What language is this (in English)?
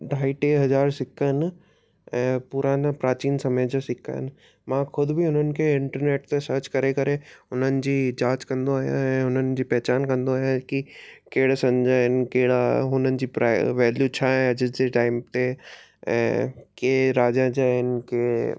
Sindhi